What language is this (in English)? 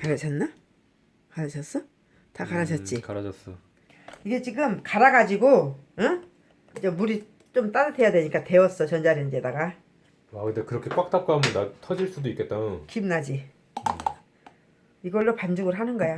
Korean